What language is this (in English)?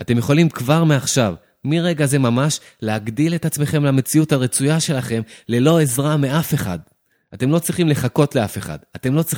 Hebrew